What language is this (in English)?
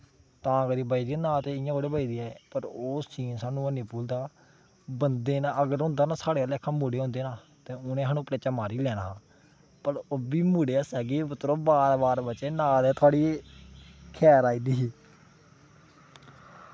Dogri